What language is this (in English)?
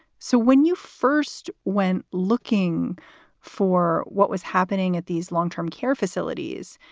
English